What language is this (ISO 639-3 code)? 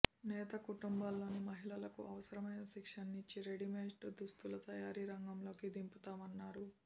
tel